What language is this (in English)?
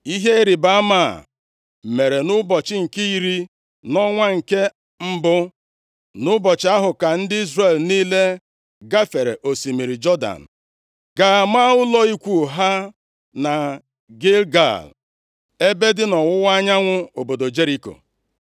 Igbo